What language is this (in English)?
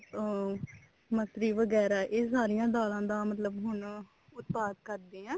Punjabi